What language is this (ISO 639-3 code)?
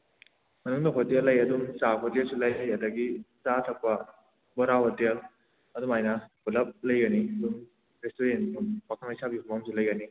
mni